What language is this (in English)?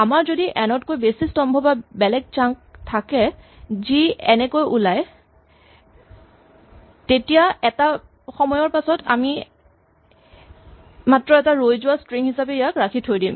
Assamese